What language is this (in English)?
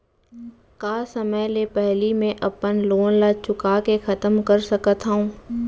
Chhattisgarhi